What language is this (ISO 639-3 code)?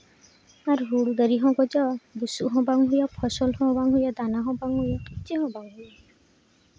sat